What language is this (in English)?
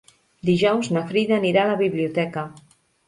Catalan